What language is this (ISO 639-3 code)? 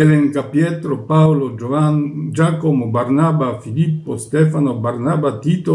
ita